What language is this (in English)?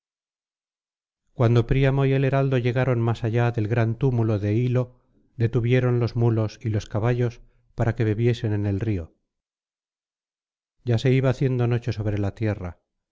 Spanish